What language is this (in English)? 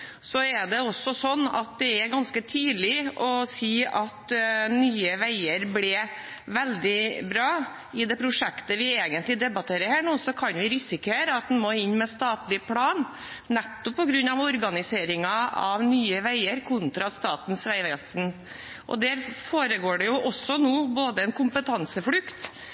Norwegian Bokmål